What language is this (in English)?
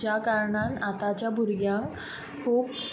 Konkani